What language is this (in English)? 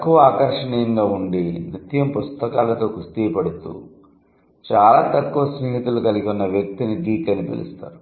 Telugu